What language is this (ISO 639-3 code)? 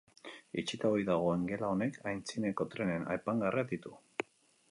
eus